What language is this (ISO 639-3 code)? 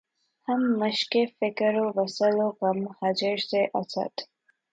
urd